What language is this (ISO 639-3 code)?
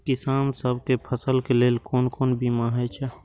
mai